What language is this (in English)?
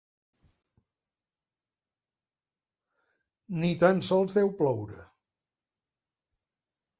Catalan